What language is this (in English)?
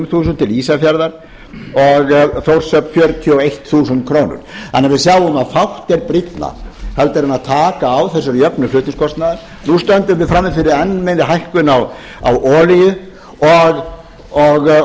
Icelandic